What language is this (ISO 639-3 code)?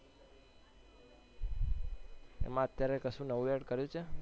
guj